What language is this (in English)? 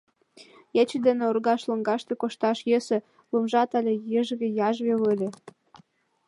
Mari